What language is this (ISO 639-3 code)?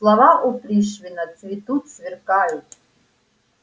rus